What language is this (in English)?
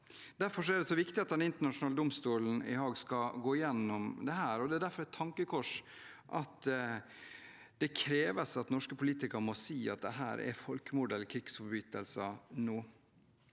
Norwegian